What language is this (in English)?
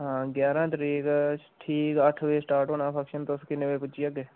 Dogri